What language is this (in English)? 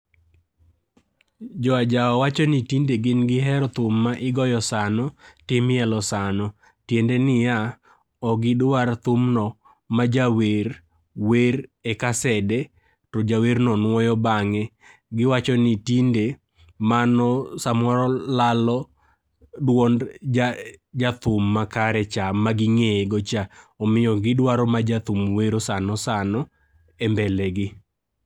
Luo (Kenya and Tanzania)